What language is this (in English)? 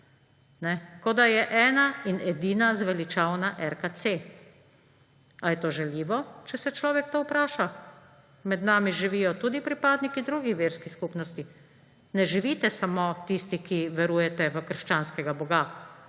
Slovenian